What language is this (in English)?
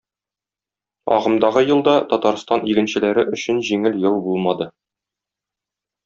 Tatar